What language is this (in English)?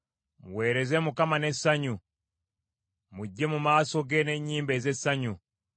Ganda